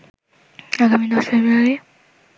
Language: Bangla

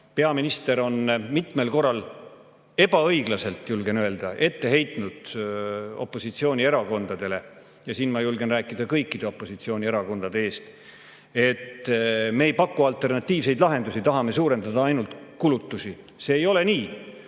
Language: Estonian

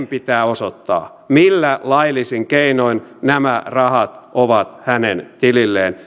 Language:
Finnish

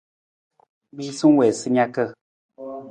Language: Nawdm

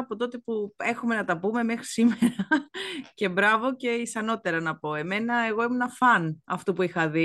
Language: Greek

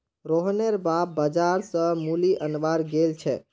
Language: Magahi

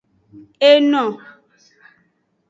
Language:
Aja (Benin)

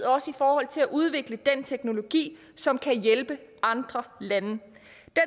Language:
Danish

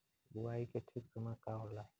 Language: Bhojpuri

